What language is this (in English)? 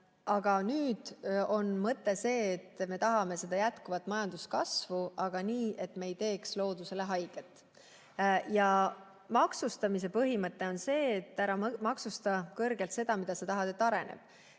Estonian